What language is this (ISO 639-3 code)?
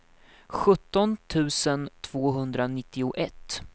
swe